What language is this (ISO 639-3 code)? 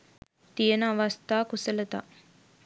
sin